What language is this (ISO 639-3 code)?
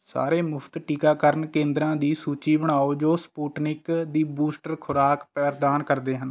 pan